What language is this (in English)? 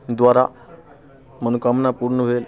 Maithili